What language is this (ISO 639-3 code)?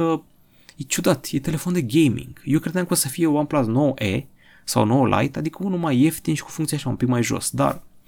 ron